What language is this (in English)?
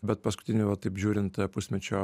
Lithuanian